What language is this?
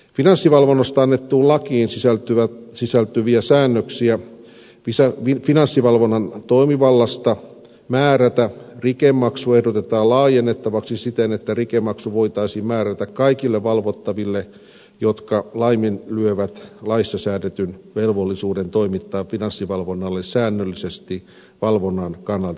Finnish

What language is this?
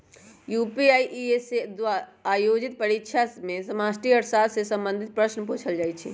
Magahi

